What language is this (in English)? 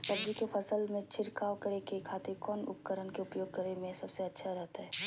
Magahi